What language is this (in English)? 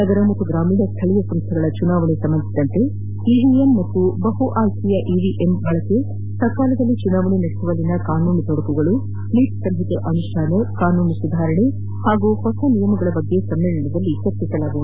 Kannada